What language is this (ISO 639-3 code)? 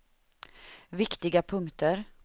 swe